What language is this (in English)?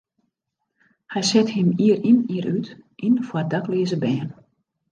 Western Frisian